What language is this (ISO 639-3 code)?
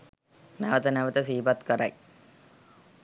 sin